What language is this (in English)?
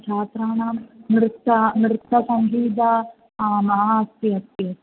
Sanskrit